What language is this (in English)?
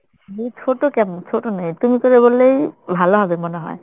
Bangla